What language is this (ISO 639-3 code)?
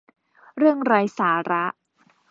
tha